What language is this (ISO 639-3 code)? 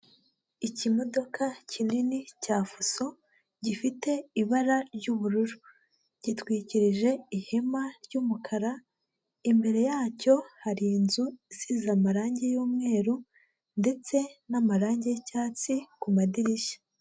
kin